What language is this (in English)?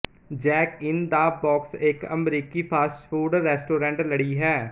Punjabi